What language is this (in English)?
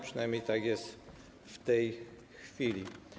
Polish